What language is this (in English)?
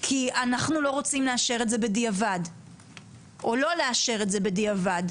Hebrew